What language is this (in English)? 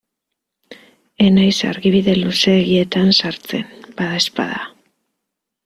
Basque